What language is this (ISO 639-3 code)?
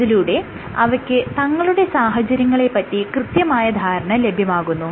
mal